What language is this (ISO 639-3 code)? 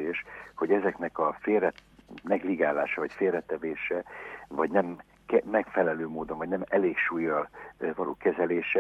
hun